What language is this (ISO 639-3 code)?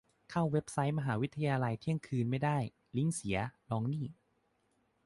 tha